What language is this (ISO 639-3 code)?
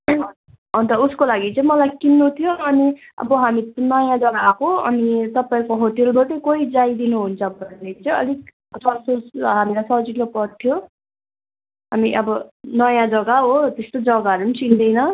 nep